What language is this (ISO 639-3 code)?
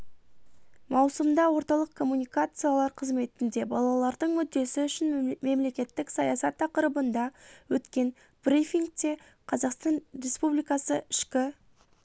kaz